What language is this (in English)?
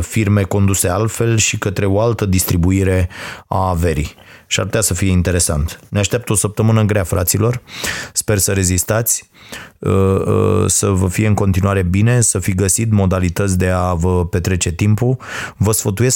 Romanian